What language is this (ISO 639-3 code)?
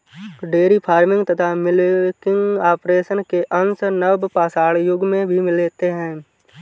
hin